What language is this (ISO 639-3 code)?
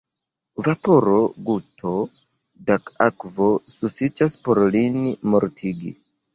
epo